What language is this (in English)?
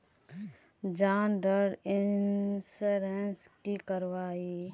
Magahi